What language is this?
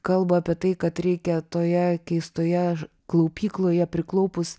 Lithuanian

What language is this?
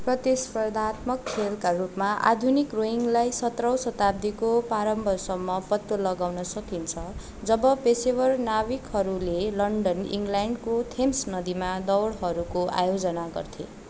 Nepali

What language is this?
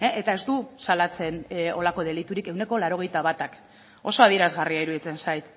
Basque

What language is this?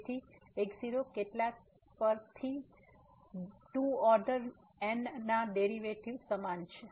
Gujarati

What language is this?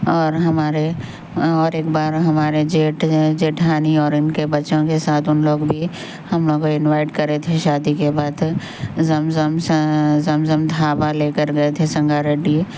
Urdu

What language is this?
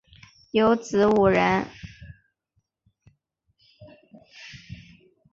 Chinese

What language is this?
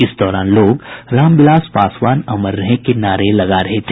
Hindi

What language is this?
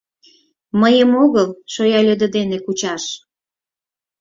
Mari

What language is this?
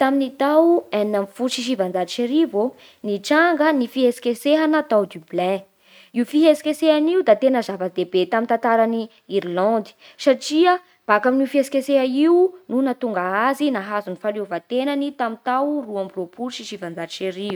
Bara Malagasy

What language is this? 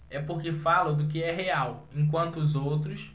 Portuguese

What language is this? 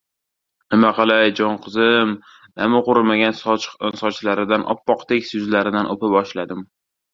Uzbek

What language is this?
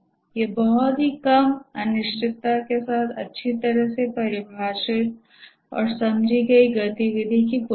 Hindi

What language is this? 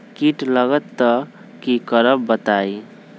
Magahi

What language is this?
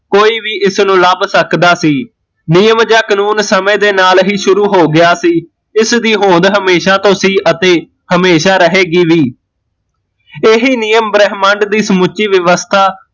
Punjabi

